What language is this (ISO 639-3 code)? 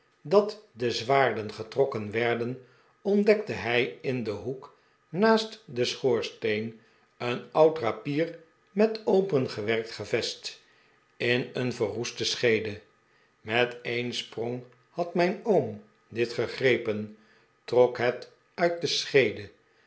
nld